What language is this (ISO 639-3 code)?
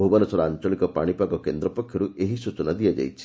ori